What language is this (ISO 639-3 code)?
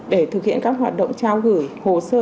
vie